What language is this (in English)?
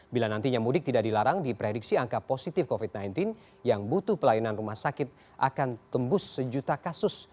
Indonesian